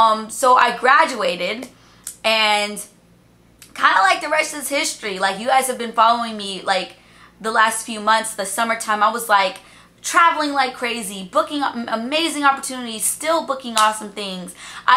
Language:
English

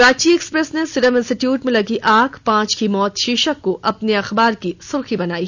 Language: Hindi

